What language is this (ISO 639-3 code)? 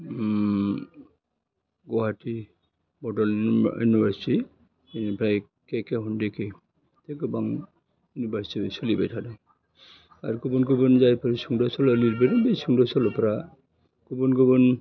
brx